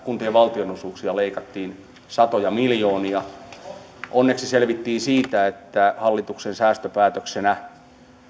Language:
Finnish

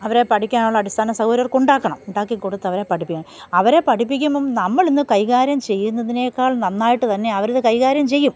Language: Malayalam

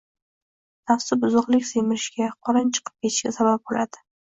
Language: Uzbek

